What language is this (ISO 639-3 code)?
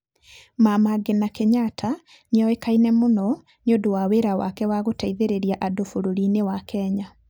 kik